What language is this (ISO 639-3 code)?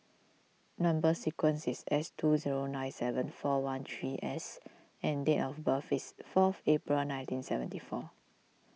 eng